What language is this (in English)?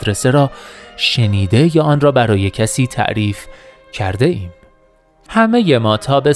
Persian